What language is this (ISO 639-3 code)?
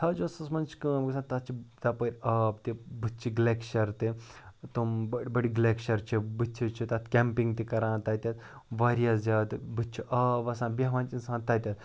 kas